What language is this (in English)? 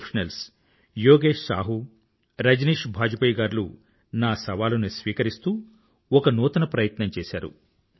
Telugu